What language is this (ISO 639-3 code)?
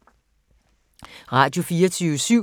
dan